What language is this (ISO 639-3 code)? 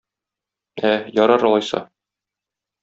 tat